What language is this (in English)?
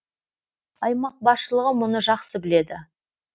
Kazakh